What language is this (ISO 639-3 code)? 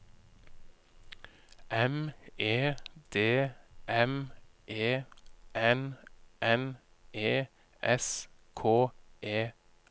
nor